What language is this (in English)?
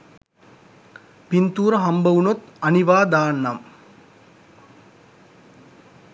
Sinhala